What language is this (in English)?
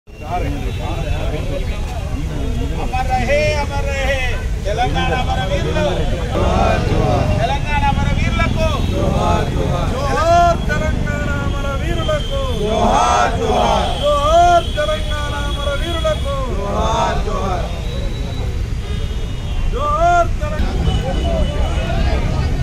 Arabic